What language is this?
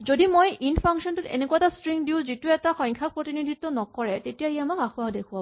Assamese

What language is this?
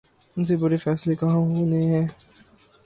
Urdu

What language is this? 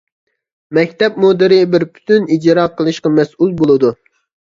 Uyghur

